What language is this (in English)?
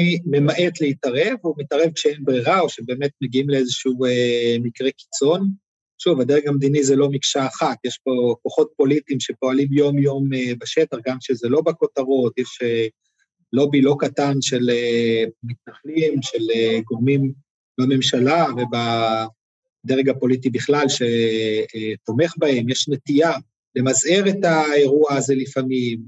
Hebrew